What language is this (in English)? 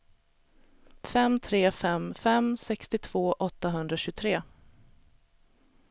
Swedish